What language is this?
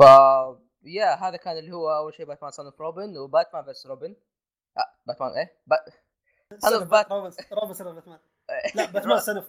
Arabic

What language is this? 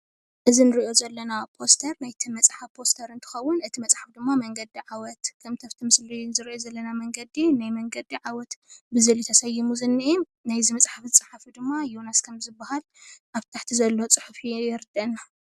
Tigrinya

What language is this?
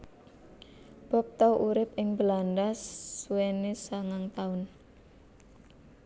Javanese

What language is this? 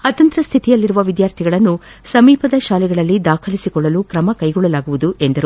Kannada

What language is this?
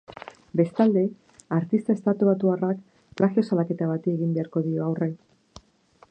Basque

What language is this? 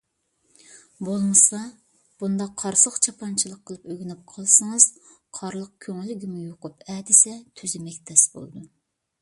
Uyghur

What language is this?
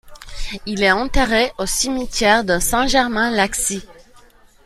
French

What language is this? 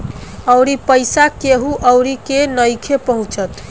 Bhojpuri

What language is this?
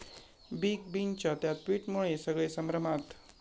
Marathi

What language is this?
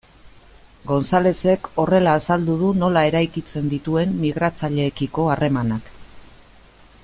Basque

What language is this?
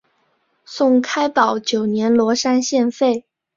Chinese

